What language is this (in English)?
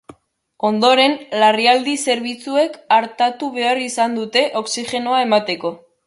Basque